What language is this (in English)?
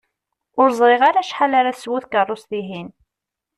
Kabyle